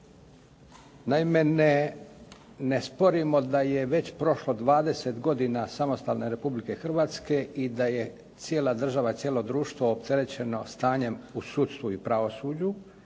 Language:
Croatian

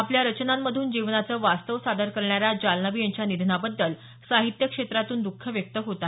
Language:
Marathi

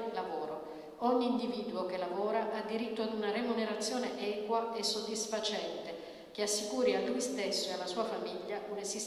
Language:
Italian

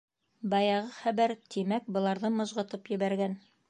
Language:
Bashkir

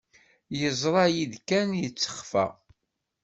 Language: Kabyle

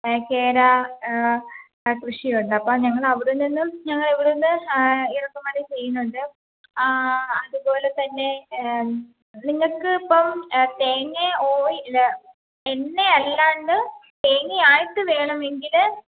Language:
Malayalam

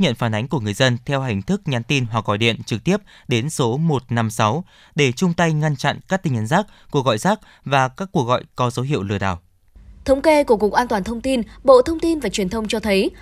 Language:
Vietnamese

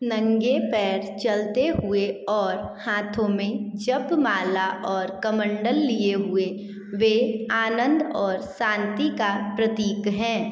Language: Hindi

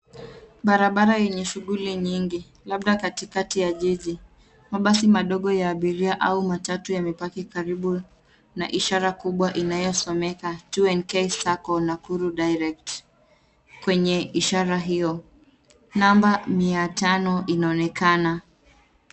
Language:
Swahili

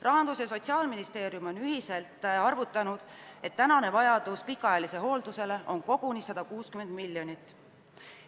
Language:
Estonian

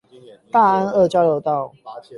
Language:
Chinese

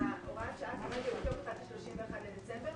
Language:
Hebrew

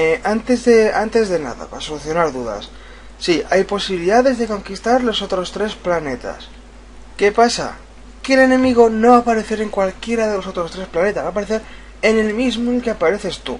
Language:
Spanish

